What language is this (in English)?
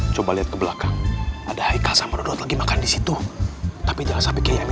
Indonesian